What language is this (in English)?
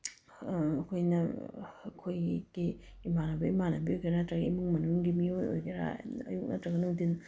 Manipuri